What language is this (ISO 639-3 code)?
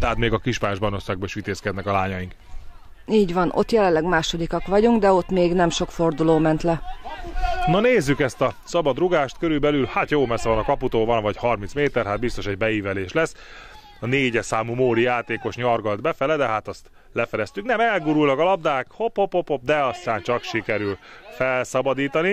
hun